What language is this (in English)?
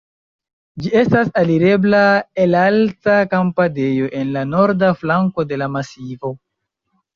Esperanto